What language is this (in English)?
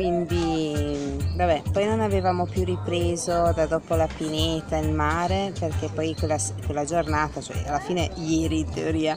Italian